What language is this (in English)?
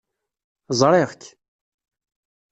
Kabyle